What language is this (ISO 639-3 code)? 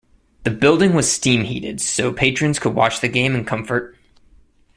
eng